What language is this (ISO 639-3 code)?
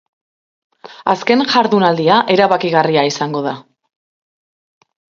eus